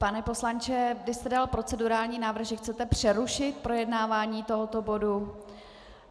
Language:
Czech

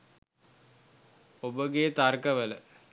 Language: Sinhala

